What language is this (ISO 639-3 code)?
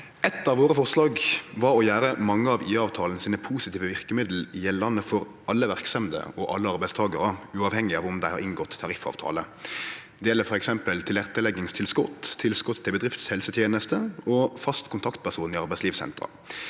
nor